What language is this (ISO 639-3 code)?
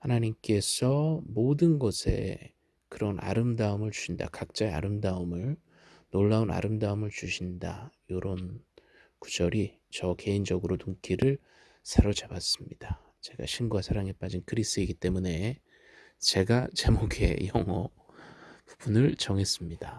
kor